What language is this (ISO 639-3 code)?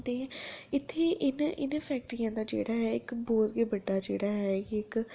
doi